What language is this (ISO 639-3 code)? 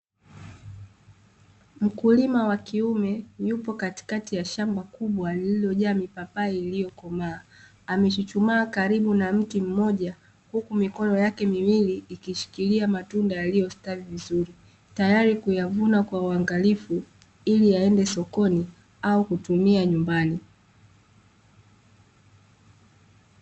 swa